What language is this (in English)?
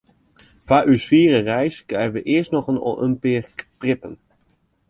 Western Frisian